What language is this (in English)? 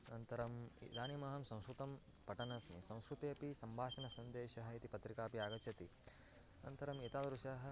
Sanskrit